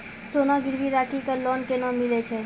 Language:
Maithili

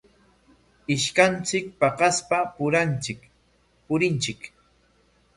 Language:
Corongo Ancash Quechua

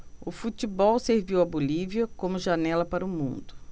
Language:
Portuguese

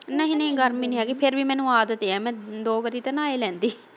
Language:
Punjabi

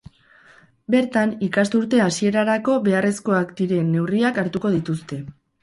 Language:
Basque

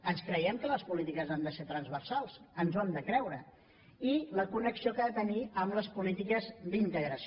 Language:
Catalan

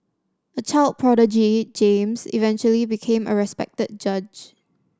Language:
English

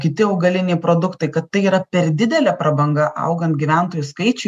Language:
Lithuanian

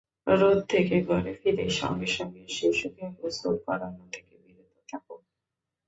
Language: Bangla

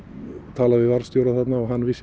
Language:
Icelandic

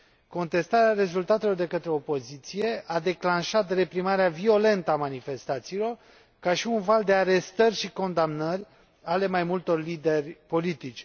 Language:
Romanian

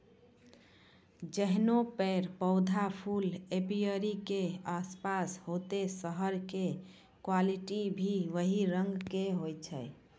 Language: Maithili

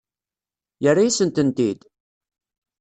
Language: Kabyle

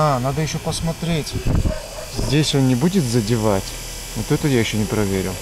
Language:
Russian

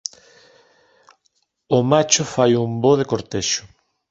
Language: Galician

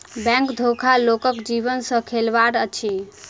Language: Maithili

